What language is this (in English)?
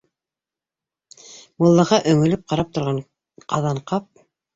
Bashkir